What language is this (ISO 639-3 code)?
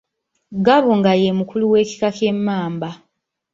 lug